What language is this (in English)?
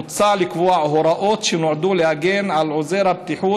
Hebrew